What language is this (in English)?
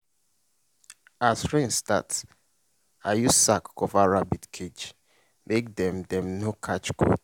Nigerian Pidgin